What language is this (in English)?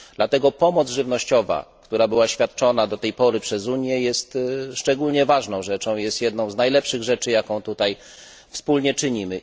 Polish